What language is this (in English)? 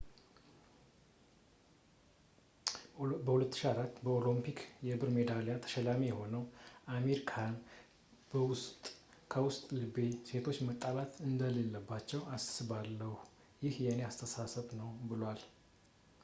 Amharic